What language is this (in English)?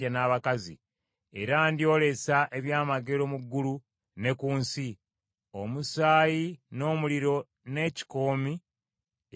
Ganda